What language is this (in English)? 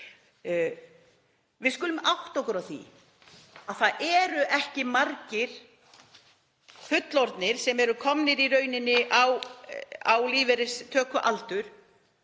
Icelandic